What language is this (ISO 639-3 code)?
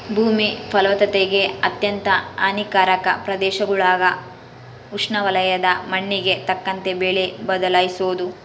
kan